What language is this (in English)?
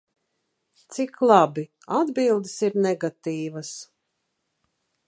Latvian